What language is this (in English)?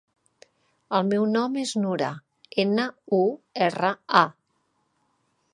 Catalan